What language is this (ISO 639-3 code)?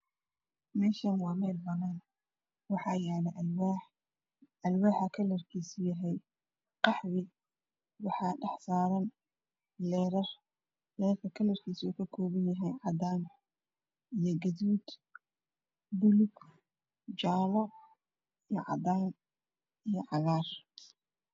som